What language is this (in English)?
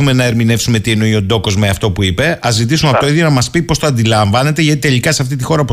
Greek